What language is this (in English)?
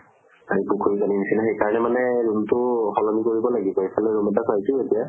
Assamese